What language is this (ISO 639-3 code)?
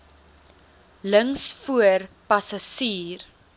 afr